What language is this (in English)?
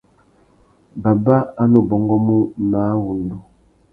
Tuki